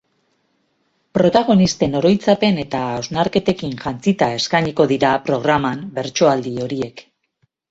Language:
Basque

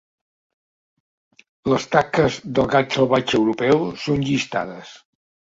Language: Catalan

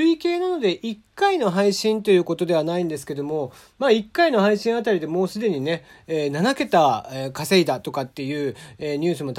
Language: Japanese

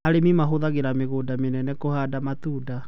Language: Kikuyu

